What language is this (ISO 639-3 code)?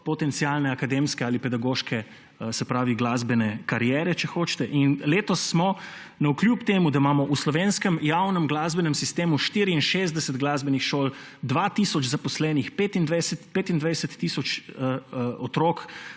slv